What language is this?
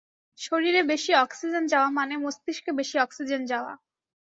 Bangla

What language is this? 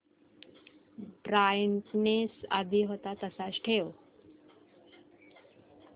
Marathi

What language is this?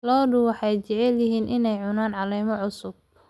Somali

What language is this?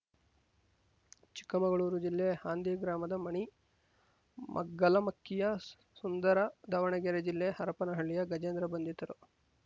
Kannada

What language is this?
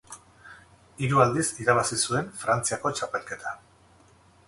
Basque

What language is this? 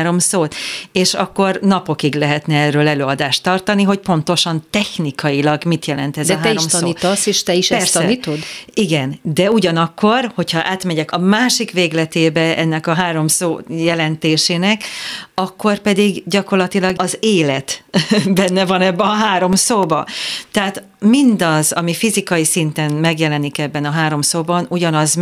Hungarian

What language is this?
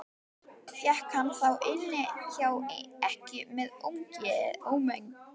Icelandic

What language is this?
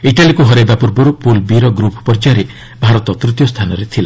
Odia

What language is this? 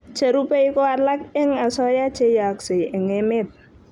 Kalenjin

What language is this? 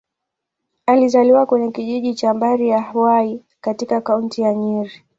Swahili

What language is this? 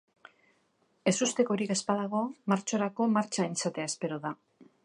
Basque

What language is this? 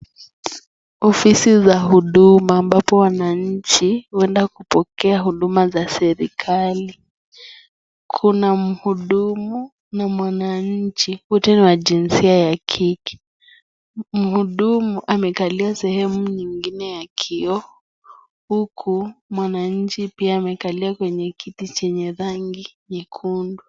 Swahili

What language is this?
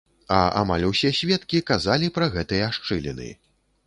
Belarusian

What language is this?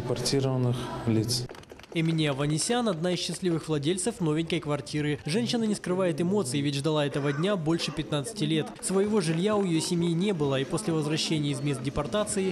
Russian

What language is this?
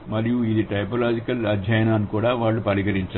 Telugu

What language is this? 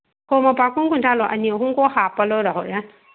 Manipuri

